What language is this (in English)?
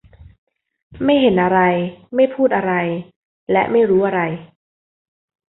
Thai